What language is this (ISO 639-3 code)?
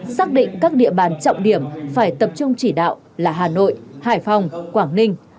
vie